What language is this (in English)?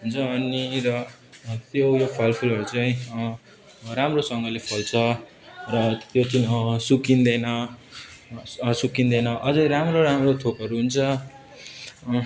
Nepali